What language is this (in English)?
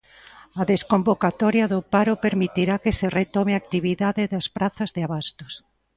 Galician